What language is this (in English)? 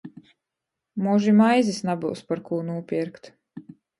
Latgalian